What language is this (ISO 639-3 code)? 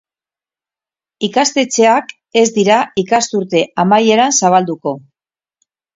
eus